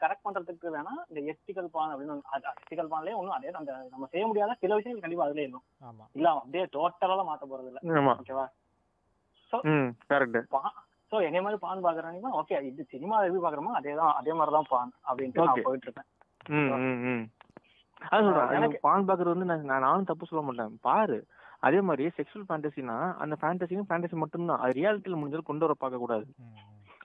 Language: Tamil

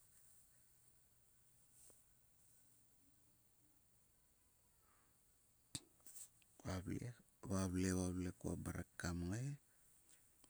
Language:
Sulka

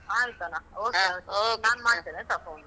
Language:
Kannada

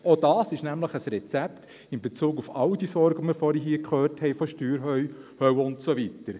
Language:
Swiss German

